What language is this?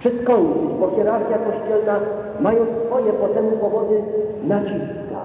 Polish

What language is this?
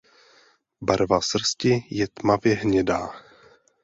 Czech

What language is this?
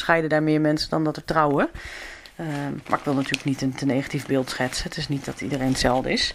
Dutch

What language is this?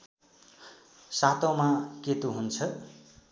Nepali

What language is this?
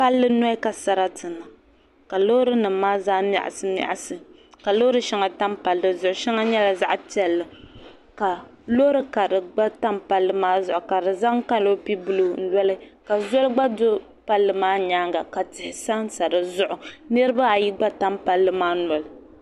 Dagbani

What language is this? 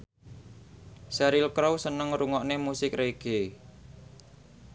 Javanese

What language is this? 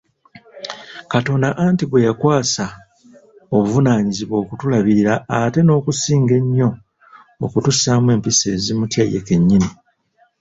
Ganda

